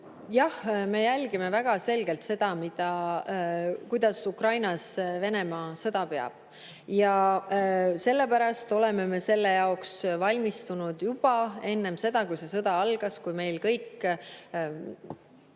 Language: Estonian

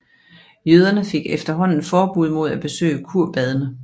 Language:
Danish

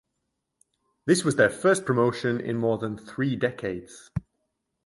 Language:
English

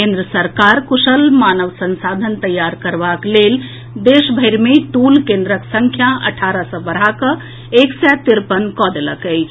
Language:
Maithili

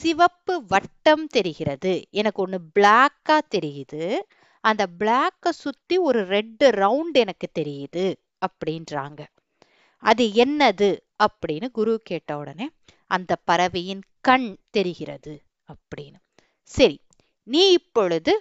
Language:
Tamil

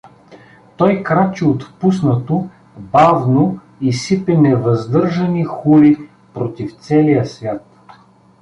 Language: Bulgarian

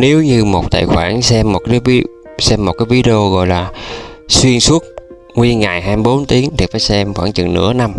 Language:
Vietnamese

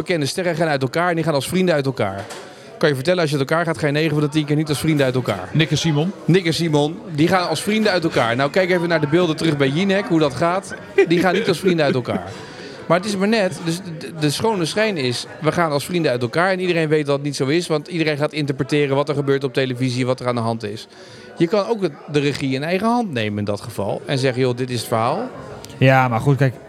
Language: Dutch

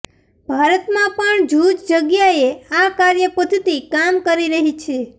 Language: Gujarati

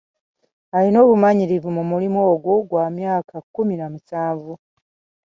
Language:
Ganda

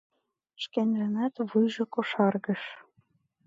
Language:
Mari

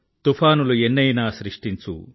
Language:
Telugu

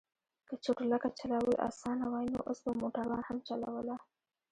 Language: Pashto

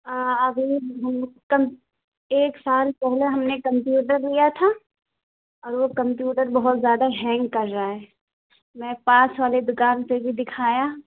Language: Urdu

